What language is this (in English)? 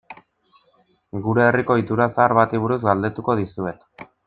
Basque